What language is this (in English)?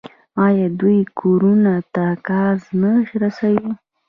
Pashto